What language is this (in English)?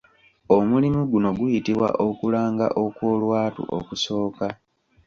Ganda